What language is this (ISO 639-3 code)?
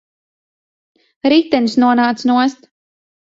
lav